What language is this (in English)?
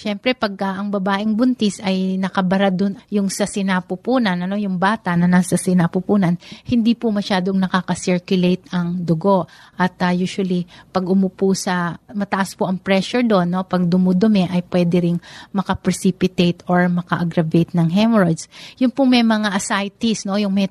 Filipino